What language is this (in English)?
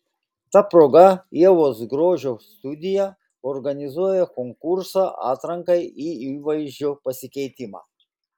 Lithuanian